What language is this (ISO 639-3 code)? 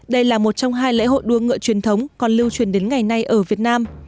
vie